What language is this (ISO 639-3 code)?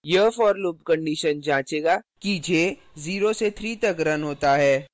hin